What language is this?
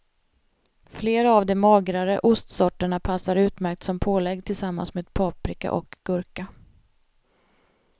Swedish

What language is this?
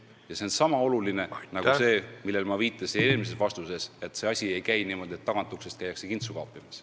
Estonian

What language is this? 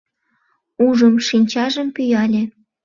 Mari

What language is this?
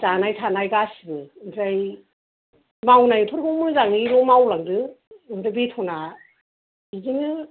Bodo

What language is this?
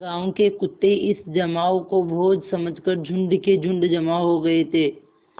Hindi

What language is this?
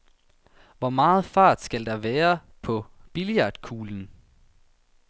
Danish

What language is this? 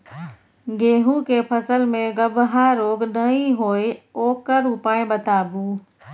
Maithili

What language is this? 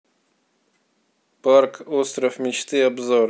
Russian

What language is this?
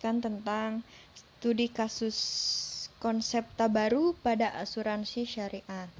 Indonesian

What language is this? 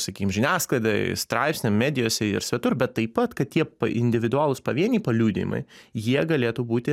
Lithuanian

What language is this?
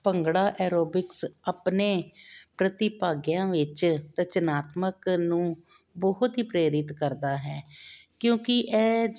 Punjabi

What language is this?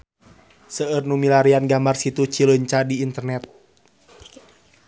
Sundanese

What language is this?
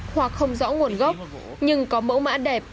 Vietnamese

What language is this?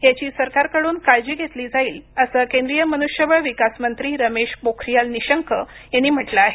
Marathi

